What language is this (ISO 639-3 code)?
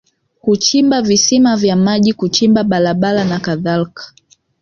swa